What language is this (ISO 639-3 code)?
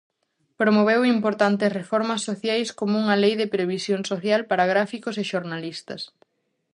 glg